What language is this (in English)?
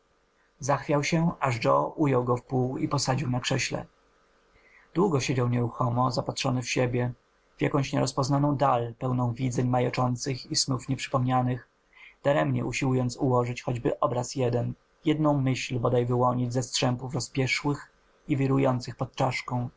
Polish